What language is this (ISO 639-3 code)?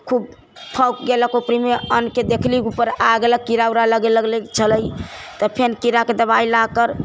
mai